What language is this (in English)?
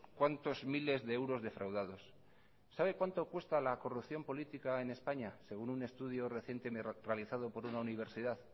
Spanish